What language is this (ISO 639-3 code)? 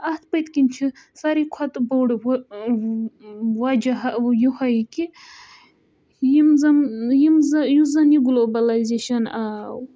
kas